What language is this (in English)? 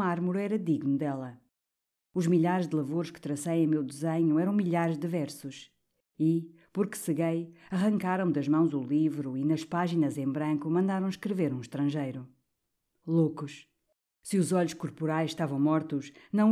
Portuguese